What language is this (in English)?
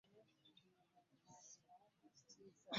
Ganda